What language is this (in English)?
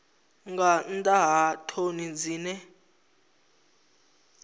Venda